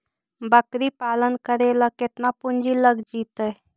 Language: Magahi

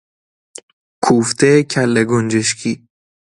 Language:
Persian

